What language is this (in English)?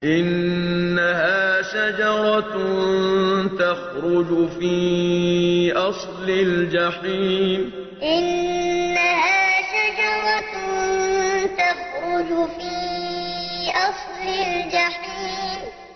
Arabic